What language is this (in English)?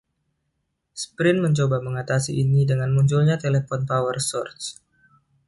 Indonesian